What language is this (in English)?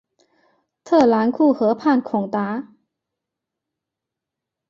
Chinese